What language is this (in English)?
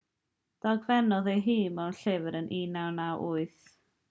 Welsh